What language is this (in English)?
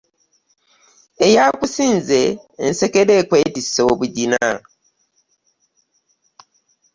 Ganda